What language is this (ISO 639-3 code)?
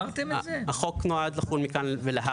heb